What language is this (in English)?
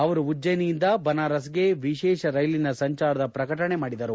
Kannada